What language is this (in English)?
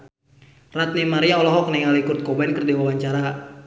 Sundanese